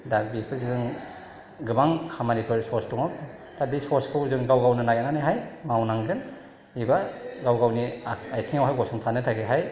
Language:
Bodo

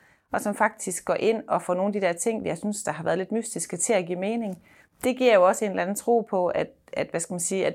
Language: Danish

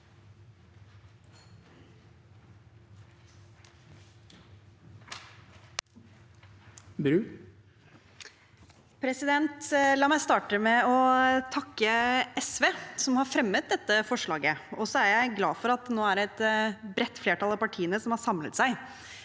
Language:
Norwegian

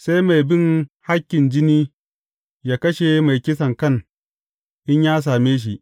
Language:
Hausa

